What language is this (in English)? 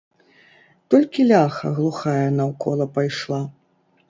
Belarusian